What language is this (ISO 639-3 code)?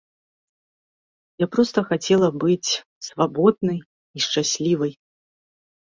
bel